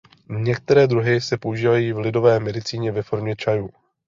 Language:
Czech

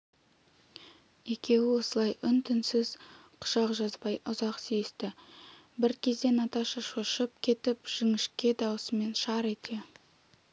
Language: Kazakh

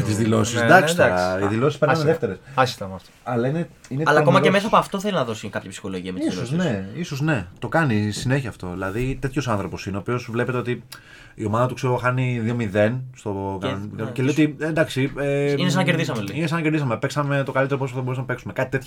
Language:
Greek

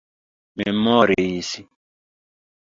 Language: Esperanto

